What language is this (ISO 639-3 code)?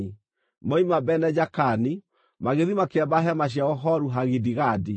kik